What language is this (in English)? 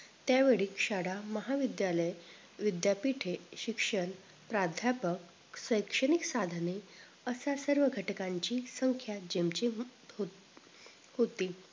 Marathi